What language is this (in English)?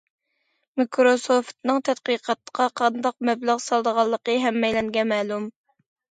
Uyghur